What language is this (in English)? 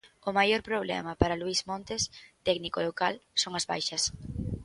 Galician